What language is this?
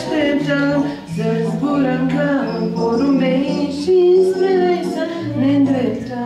Bulgarian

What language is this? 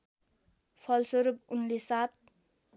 Nepali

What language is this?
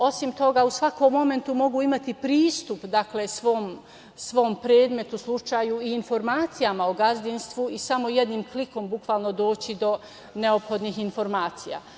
Serbian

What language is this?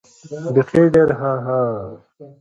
Pashto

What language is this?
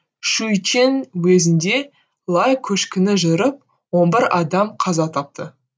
Kazakh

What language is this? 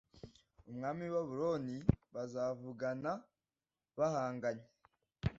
Kinyarwanda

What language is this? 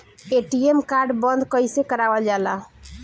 Bhojpuri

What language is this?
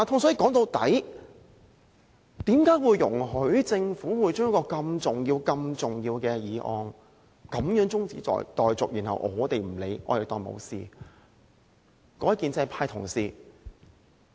Cantonese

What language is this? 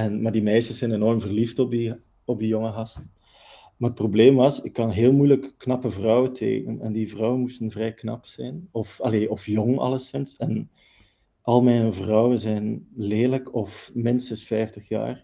Dutch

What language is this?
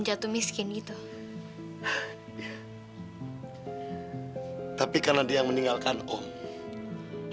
Indonesian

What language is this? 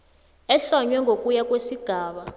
South Ndebele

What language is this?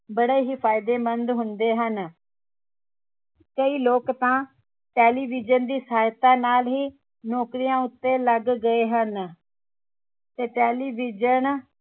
Punjabi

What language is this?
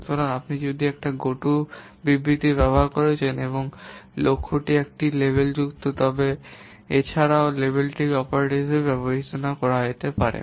Bangla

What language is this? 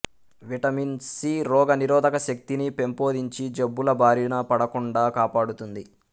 Telugu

